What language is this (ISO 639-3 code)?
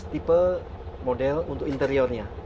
ind